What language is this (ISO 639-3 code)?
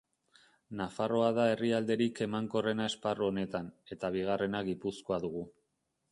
eus